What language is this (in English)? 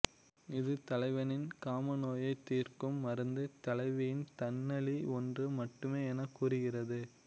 Tamil